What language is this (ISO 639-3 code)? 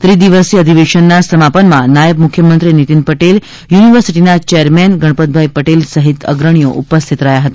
guj